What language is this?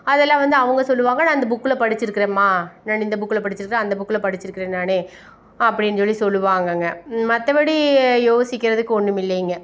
Tamil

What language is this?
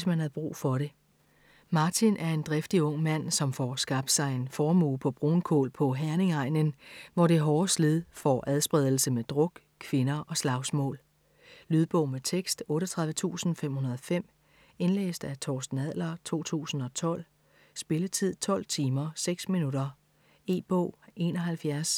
Danish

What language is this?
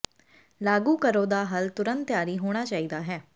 Punjabi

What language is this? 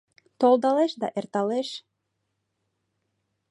Mari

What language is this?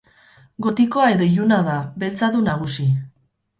Basque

